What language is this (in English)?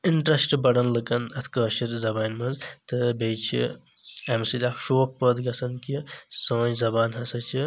Kashmiri